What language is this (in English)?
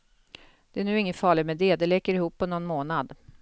Swedish